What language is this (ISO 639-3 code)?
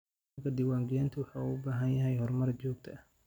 som